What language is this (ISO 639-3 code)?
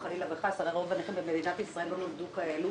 heb